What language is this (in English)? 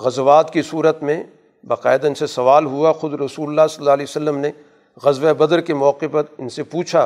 Urdu